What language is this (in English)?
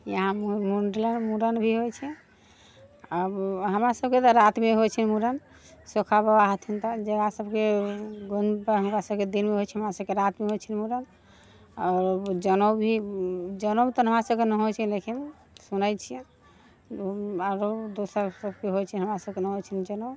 Maithili